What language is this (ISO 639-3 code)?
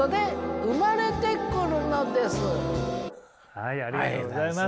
jpn